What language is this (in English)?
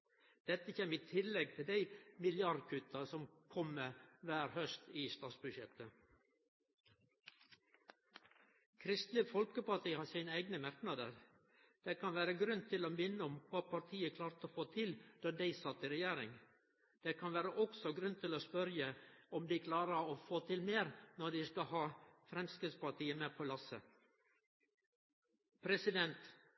Norwegian Nynorsk